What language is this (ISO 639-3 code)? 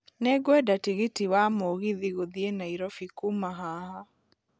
kik